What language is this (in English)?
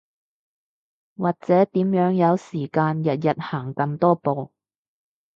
Cantonese